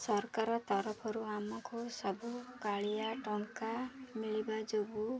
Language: Odia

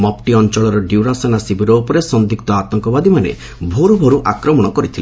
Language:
Odia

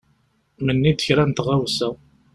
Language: Kabyle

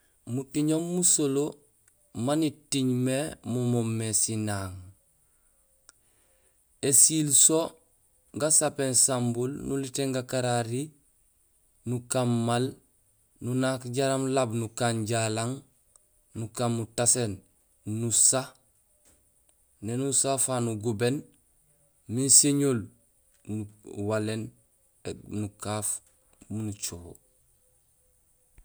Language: Gusilay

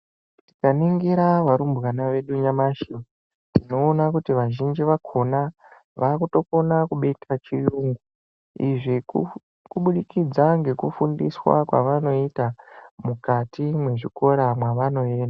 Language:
Ndau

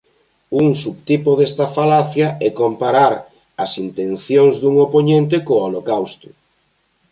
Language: Galician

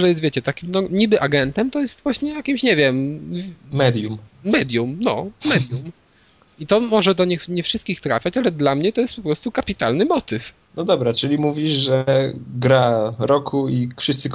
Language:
Polish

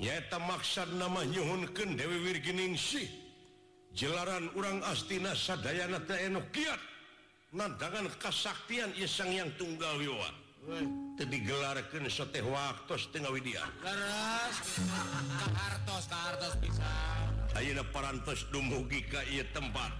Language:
Indonesian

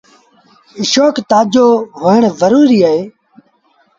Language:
Sindhi Bhil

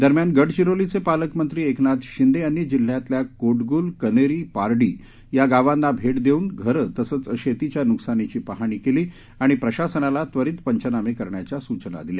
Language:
Marathi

